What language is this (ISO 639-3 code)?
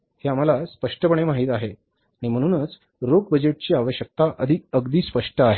mar